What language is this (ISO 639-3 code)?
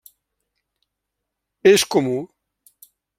cat